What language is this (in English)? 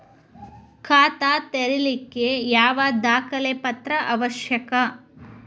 Kannada